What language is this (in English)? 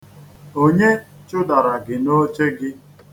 Igbo